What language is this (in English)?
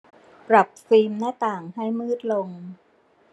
Thai